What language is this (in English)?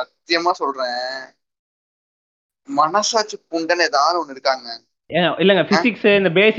Tamil